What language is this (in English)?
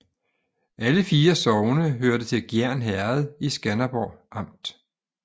Danish